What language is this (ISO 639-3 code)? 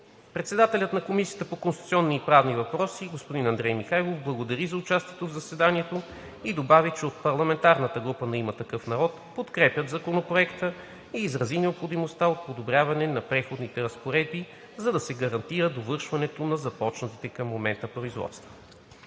bul